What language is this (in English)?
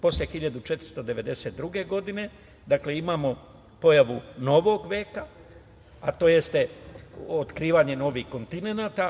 Serbian